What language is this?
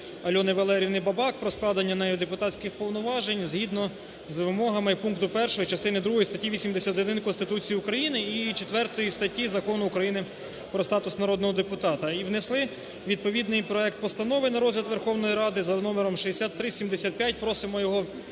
Ukrainian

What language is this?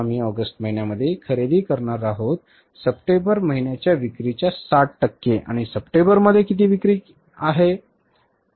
Marathi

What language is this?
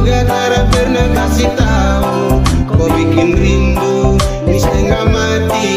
Indonesian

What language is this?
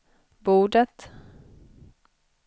Swedish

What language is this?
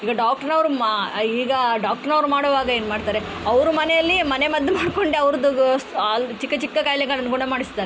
Kannada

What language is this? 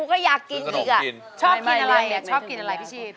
Thai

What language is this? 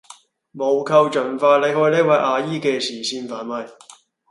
Cantonese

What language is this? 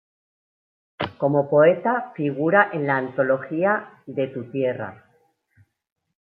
Spanish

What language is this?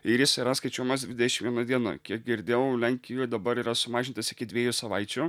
Lithuanian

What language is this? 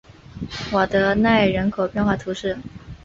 Chinese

